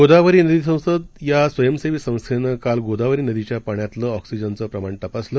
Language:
Marathi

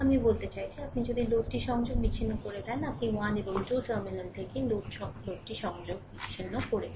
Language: Bangla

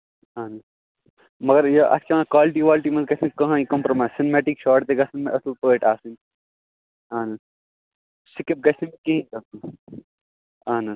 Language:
Kashmiri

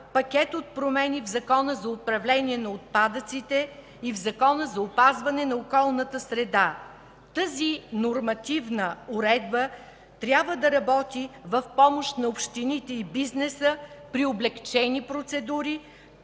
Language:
Bulgarian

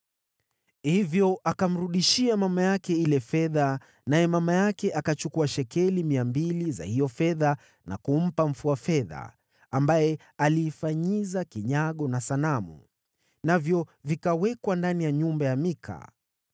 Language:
Swahili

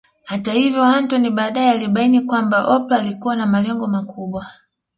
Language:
Swahili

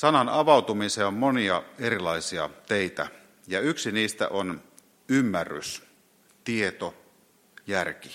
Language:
Finnish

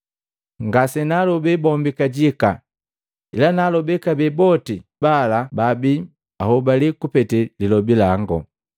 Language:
Matengo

